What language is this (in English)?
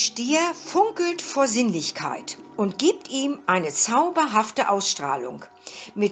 German